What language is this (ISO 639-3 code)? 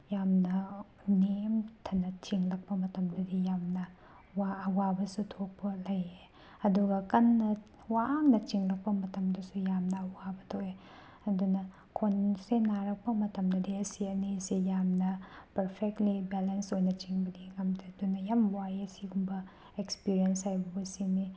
mni